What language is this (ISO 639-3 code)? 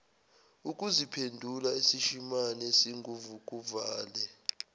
zul